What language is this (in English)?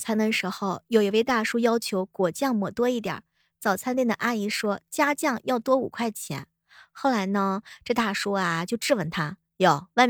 Chinese